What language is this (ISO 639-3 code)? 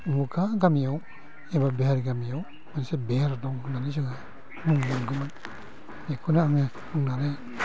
brx